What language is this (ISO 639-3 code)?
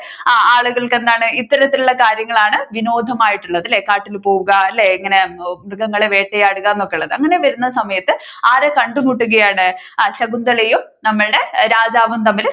mal